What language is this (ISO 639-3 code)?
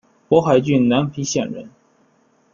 zho